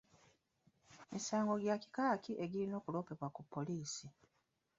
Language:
Ganda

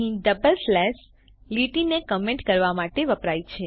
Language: Gujarati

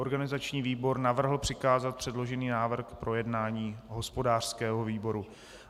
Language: Czech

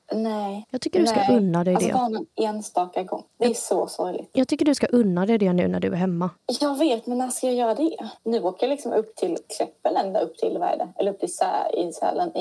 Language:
Swedish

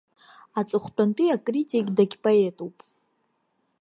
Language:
Abkhazian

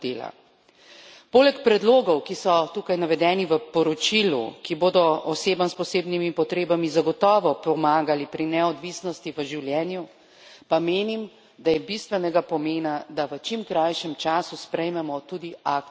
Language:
Slovenian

